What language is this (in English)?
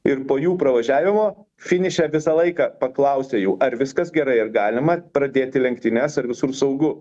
Lithuanian